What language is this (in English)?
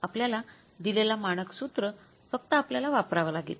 Marathi